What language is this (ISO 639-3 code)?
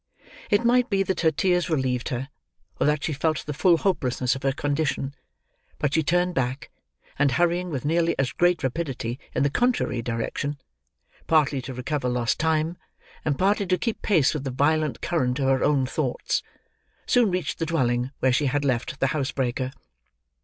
eng